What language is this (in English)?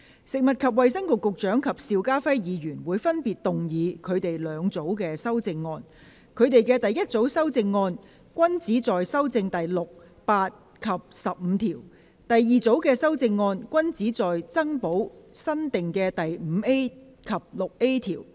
Cantonese